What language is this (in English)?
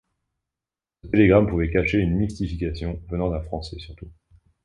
French